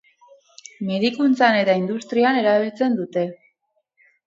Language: Basque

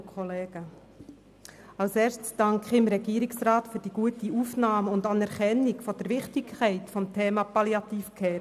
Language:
Swiss German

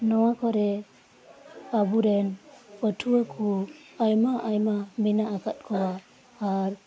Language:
Santali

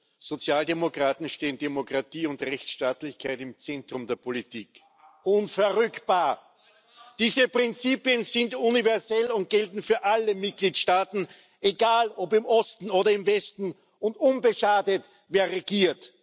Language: German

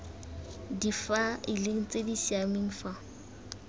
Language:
Tswana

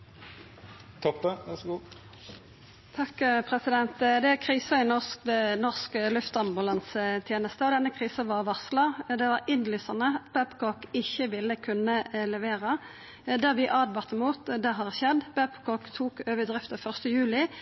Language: Norwegian Nynorsk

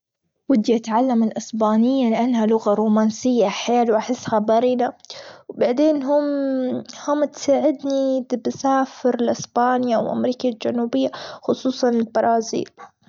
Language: Gulf Arabic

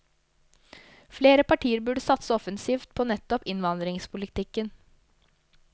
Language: Norwegian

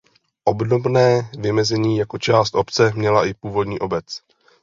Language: Czech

